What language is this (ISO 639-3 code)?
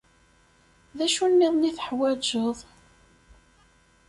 kab